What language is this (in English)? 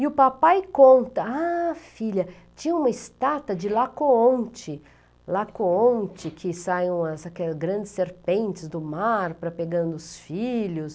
Portuguese